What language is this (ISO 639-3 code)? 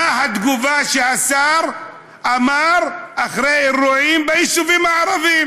heb